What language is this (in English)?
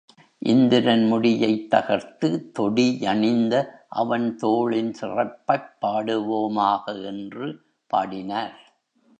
Tamil